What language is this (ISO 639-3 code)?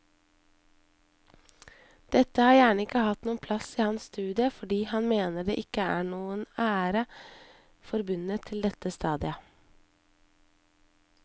nor